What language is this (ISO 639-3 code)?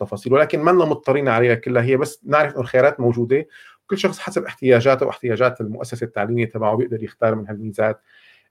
ara